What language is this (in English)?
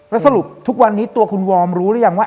Thai